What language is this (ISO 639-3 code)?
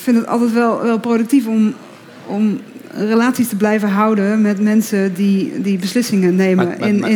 nld